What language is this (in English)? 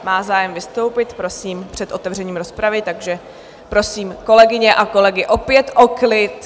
Czech